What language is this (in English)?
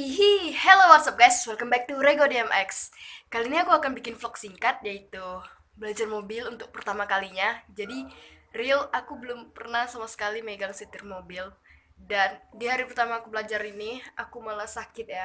Indonesian